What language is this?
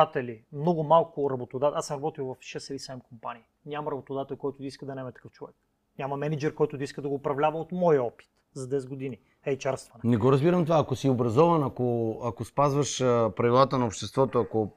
Bulgarian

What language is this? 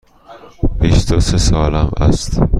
Persian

